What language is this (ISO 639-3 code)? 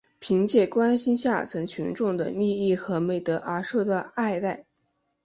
zho